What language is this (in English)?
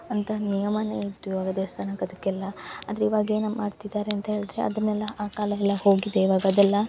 Kannada